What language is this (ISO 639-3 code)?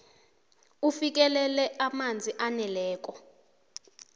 nbl